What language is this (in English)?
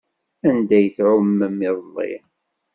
Kabyle